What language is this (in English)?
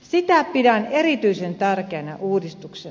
Finnish